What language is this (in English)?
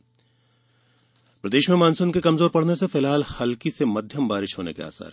Hindi